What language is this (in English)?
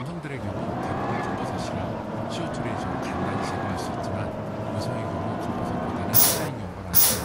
Korean